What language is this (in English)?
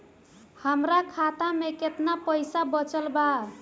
Bhojpuri